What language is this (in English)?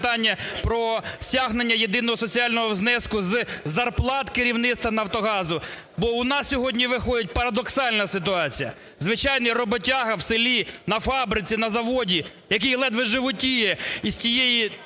Ukrainian